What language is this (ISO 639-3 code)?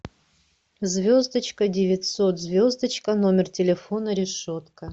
rus